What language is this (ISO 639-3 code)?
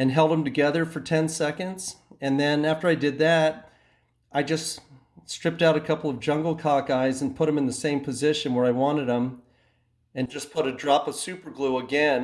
eng